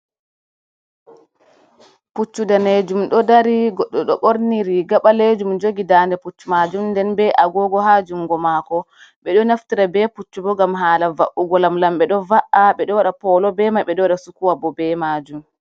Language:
Fula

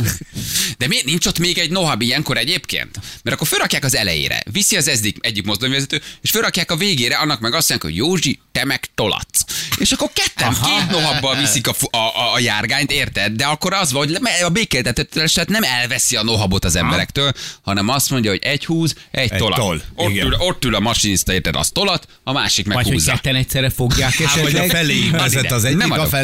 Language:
Hungarian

